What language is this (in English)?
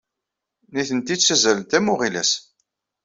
Kabyle